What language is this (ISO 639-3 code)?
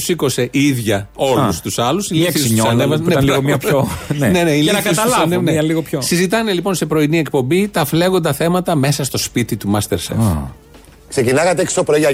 ell